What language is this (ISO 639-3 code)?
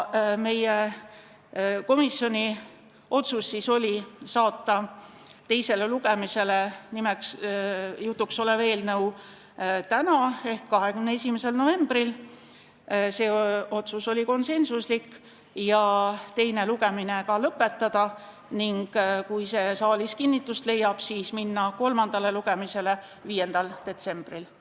est